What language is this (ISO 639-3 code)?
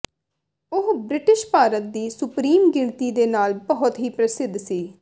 pan